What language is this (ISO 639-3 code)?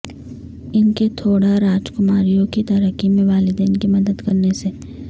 urd